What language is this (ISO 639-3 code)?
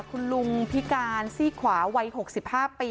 tha